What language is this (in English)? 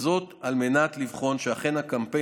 Hebrew